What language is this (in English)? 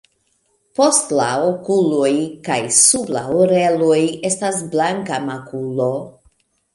Esperanto